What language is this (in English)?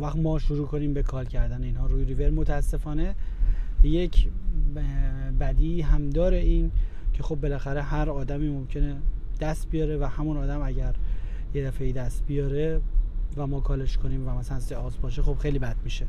Persian